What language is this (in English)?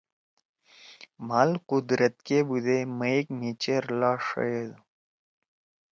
Torwali